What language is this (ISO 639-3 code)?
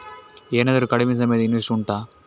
kan